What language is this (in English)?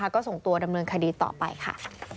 Thai